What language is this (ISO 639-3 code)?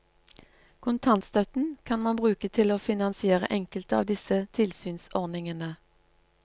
nor